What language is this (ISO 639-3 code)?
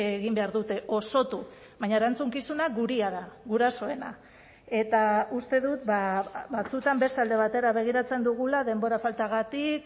eus